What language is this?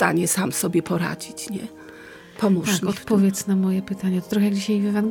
Polish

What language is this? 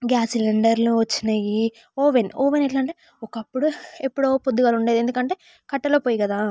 Telugu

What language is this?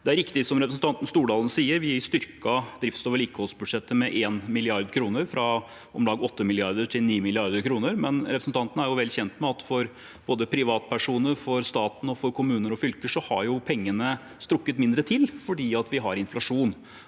Norwegian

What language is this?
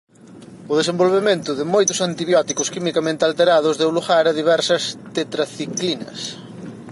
Galician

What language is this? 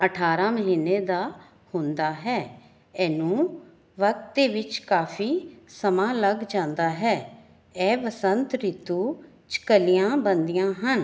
Punjabi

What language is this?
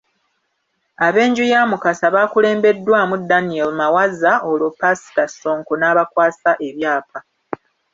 Ganda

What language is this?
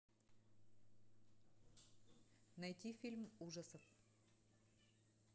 Russian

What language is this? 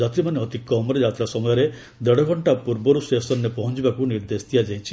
Odia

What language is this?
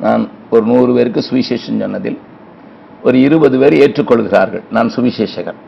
Tamil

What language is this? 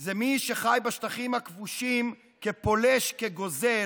Hebrew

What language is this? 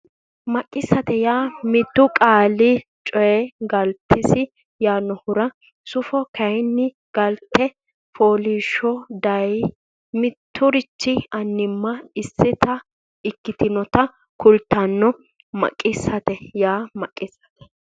Sidamo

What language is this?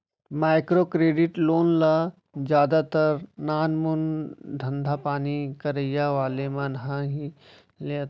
Chhattisgarhi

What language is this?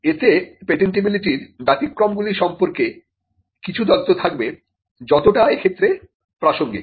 Bangla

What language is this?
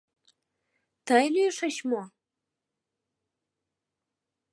Mari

